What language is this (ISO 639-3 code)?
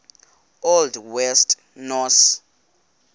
xho